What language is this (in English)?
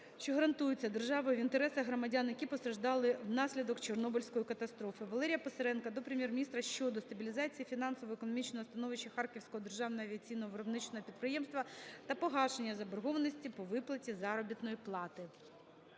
Ukrainian